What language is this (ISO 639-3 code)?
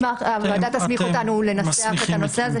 heb